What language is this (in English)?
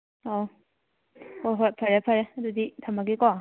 Manipuri